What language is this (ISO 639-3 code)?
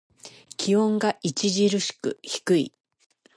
jpn